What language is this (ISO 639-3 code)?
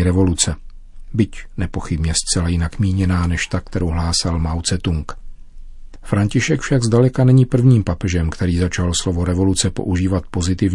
ces